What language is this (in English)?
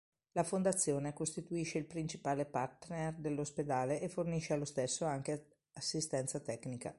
Italian